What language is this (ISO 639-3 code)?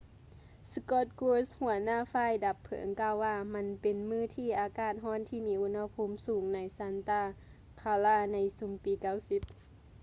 lao